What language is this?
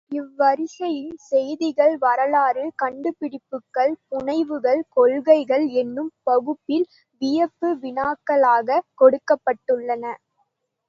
Tamil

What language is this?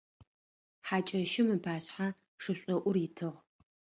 Adyghe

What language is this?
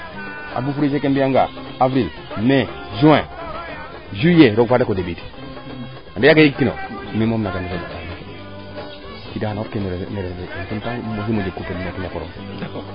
Serer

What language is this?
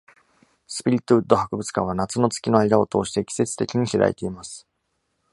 Japanese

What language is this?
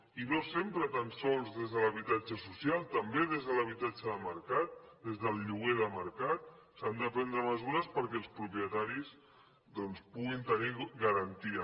Catalan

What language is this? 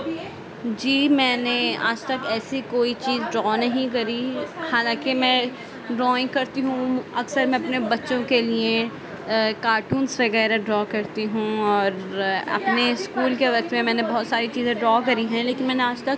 Urdu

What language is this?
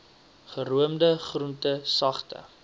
Afrikaans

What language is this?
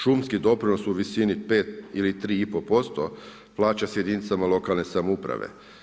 Croatian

